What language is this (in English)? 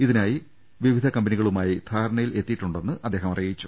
Malayalam